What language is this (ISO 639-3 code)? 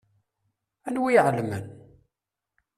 kab